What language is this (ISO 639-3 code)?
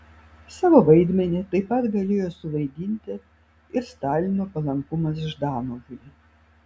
lit